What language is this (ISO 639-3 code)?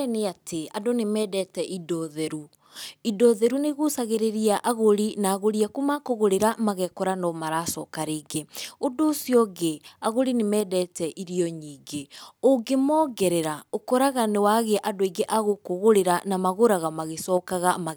kik